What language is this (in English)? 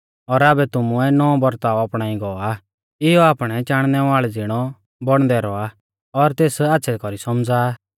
Mahasu Pahari